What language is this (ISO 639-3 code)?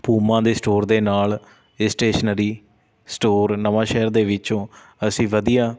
pan